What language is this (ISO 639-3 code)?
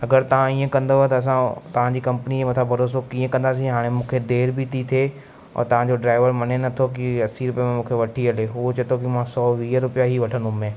snd